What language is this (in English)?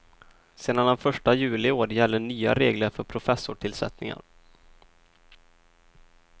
Swedish